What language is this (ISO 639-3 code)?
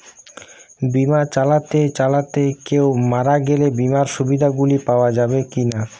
ben